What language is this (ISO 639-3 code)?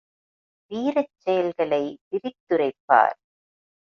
tam